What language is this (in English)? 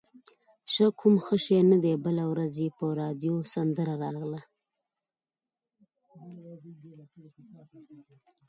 Pashto